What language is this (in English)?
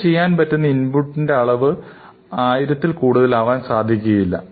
Malayalam